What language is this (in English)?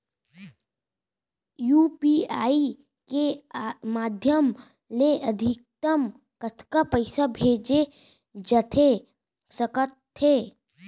Chhattisgarhi